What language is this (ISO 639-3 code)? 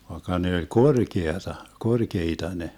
fin